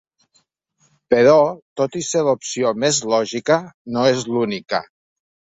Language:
Catalan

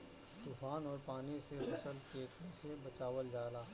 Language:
Bhojpuri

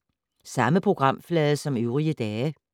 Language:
Danish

